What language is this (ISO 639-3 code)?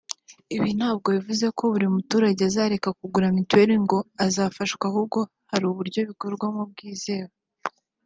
kin